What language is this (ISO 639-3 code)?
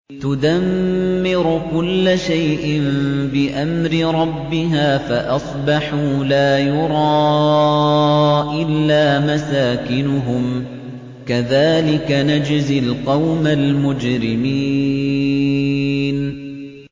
ara